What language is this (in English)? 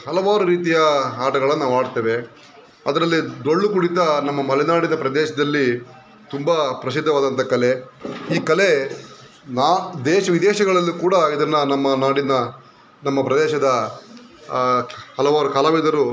Kannada